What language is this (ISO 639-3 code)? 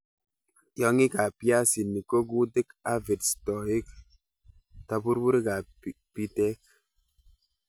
kln